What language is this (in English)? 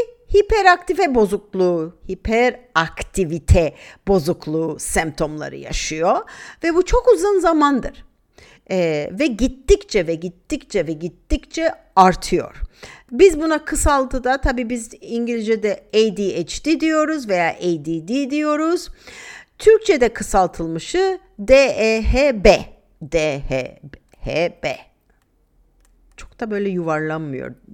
Turkish